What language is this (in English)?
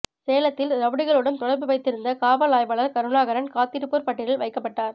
Tamil